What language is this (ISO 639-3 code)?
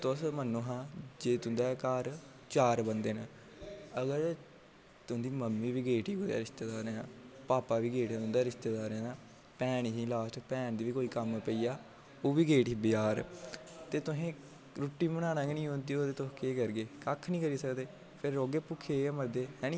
doi